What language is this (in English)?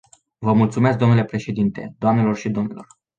Romanian